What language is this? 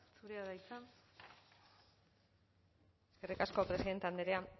Basque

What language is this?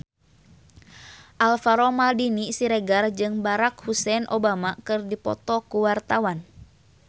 Sundanese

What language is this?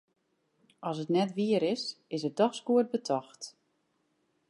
Western Frisian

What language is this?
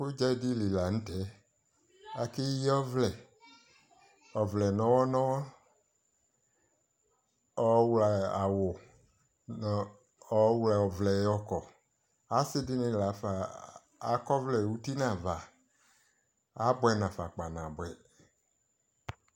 Ikposo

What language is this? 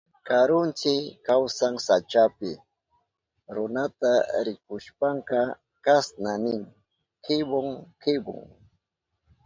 Southern Pastaza Quechua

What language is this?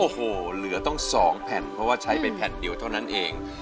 Thai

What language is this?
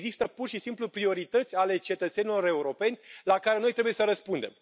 Romanian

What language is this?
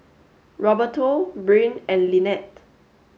English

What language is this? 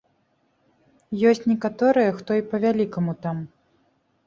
Belarusian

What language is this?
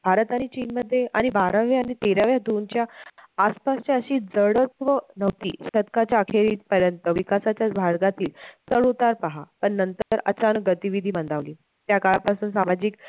Marathi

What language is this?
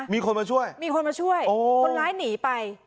Thai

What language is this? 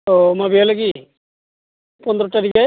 Bodo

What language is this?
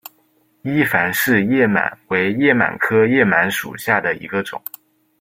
Chinese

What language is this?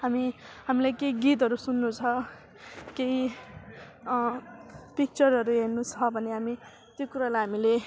Nepali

